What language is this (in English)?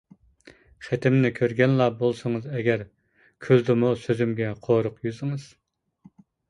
Uyghur